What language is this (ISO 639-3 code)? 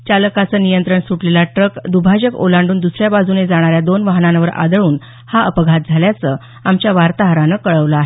mar